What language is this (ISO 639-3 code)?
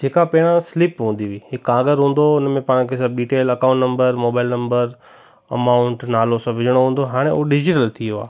snd